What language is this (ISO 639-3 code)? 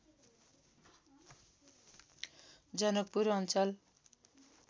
nep